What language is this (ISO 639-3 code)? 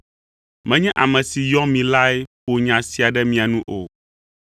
ewe